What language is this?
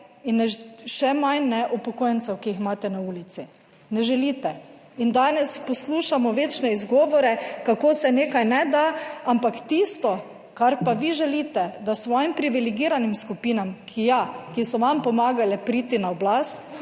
Slovenian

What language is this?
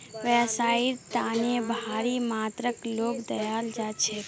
Magahi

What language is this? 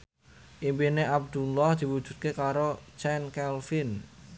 Javanese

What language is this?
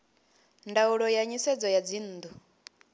Venda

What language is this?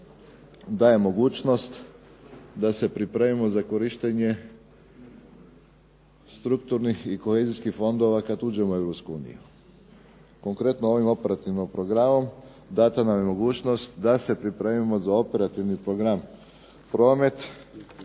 Croatian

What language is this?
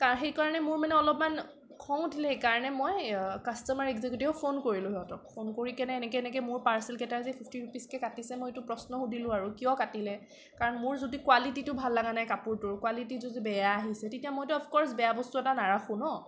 Assamese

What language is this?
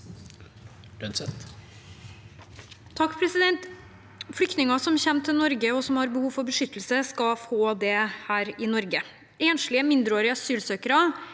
Norwegian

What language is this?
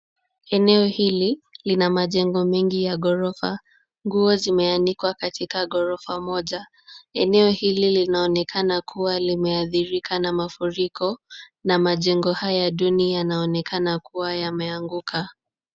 Swahili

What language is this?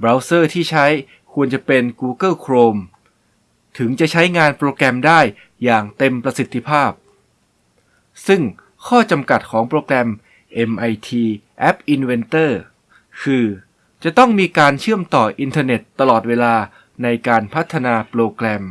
Thai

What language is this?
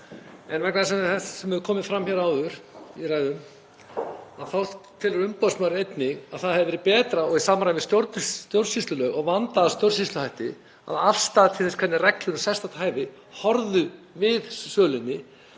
Icelandic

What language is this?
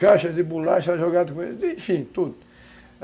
Portuguese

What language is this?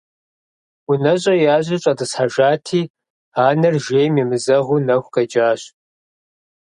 Kabardian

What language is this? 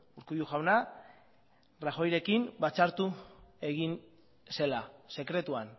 Basque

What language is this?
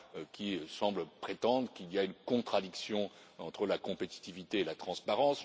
French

